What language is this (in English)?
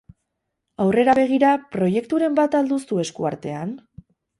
Basque